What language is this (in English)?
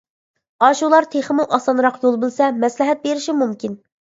Uyghur